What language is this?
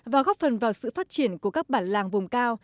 Vietnamese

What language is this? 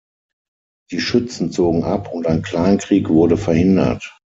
German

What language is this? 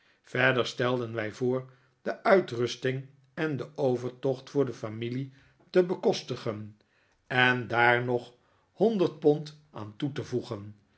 Dutch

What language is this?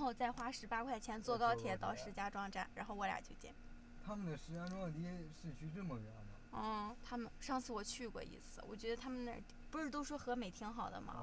Chinese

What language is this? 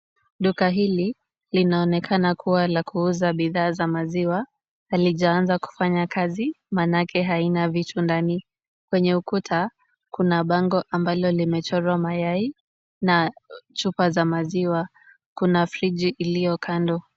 Swahili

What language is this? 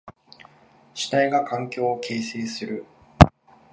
Japanese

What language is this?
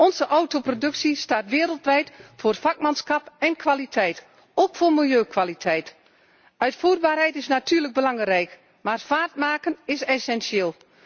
Dutch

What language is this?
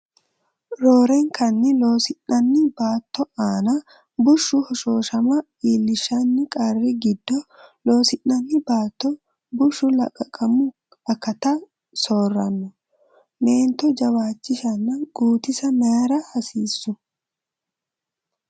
Sidamo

